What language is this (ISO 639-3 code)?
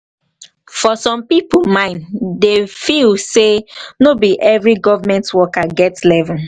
pcm